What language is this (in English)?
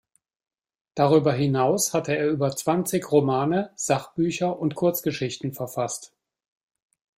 German